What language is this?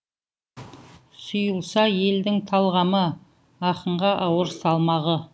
Kazakh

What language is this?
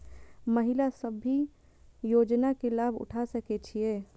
Maithili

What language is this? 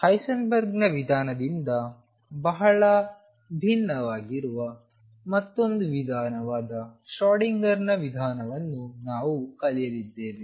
Kannada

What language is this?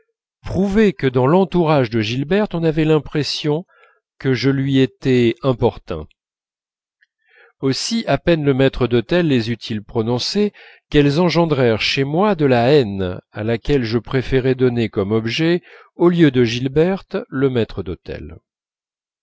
French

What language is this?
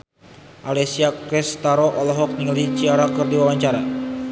Sundanese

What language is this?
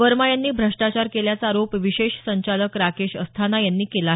Marathi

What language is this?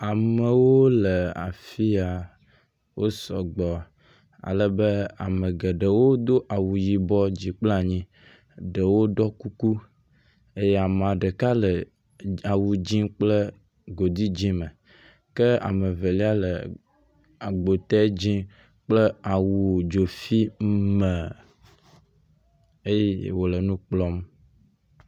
Ewe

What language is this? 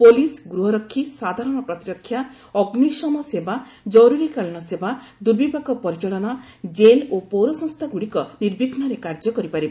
Odia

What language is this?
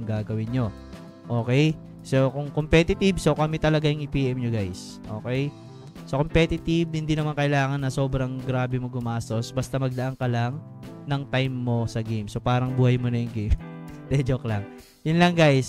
Filipino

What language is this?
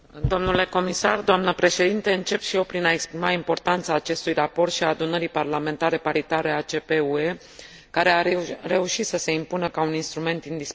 Romanian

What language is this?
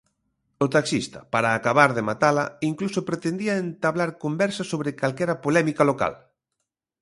Galician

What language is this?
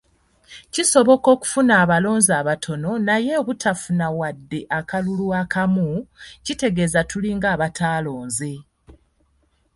Ganda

